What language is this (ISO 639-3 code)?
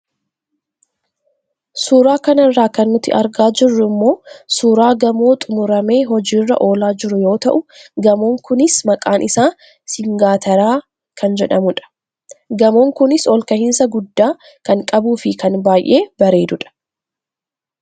orm